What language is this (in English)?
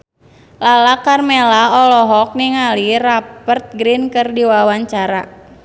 Sundanese